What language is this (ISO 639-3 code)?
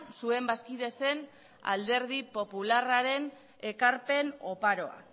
eus